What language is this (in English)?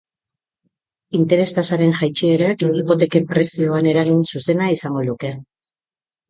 Basque